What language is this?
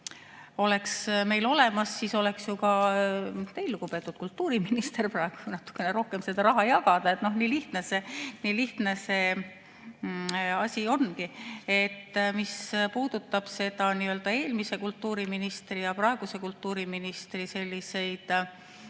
Estonian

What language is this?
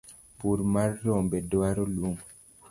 Luo (Kenya and Tanzania)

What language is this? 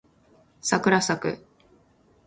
Japanese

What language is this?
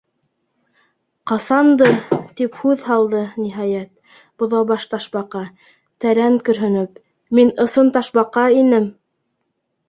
Bashkir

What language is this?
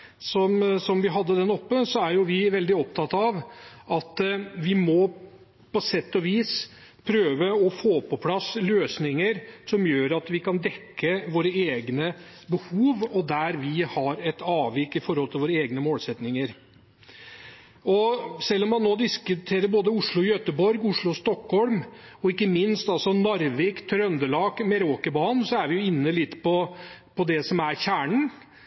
Norwegian Bokmål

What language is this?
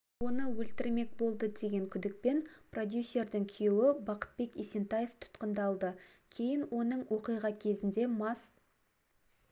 Kazakh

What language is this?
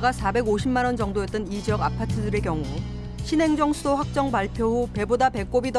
Korean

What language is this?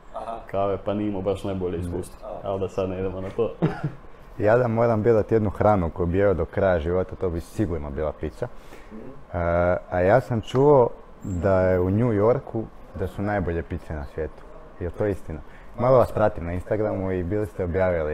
Croatian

